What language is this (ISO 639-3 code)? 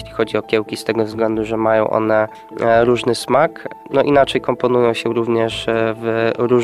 pol